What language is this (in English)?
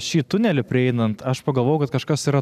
Lithuanian